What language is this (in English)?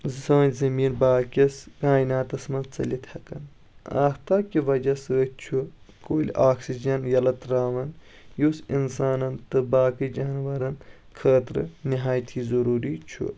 Kashmiri